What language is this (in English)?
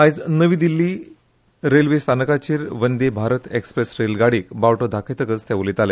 Konkani